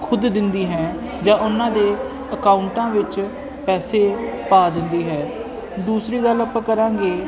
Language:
Punjabi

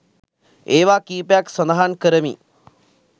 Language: Sinhala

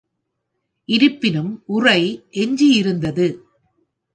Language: Tamil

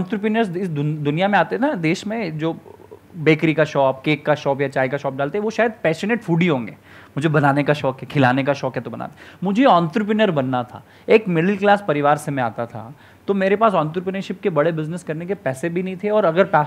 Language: Hindi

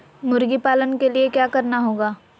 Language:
Magahi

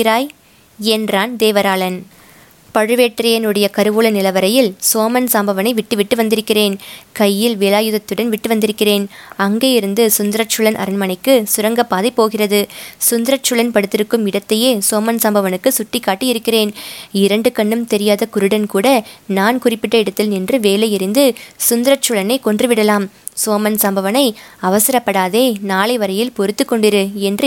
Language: Tamil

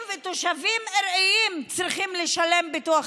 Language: Hebrew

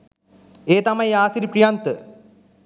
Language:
Sinhala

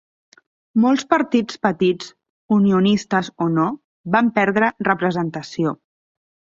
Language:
Catalan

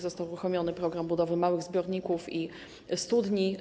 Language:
Polish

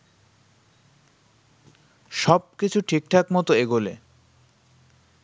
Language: Bangla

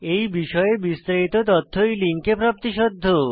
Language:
Bangla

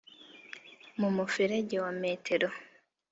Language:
Kinyarwanda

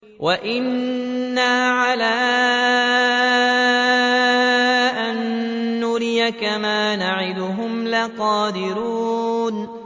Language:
Arabic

